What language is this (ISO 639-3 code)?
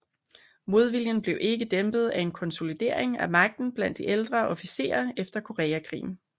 dan